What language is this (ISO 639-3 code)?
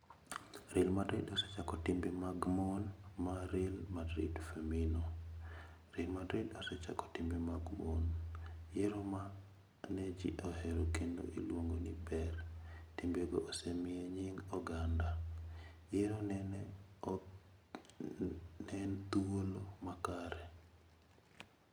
luo